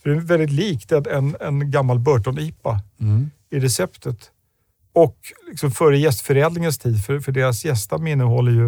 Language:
Swedish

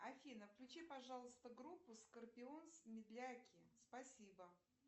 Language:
Russian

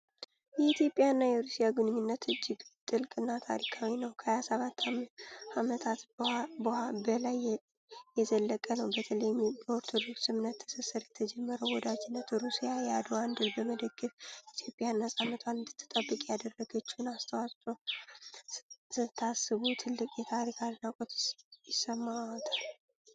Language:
Amharic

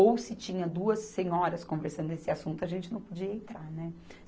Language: Portuguese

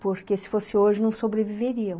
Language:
Portuguese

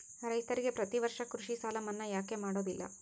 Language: Kannada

